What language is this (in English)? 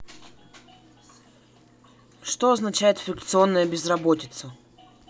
Russian